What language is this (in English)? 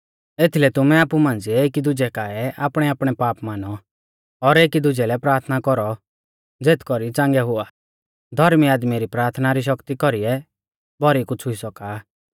Mahasu Pahari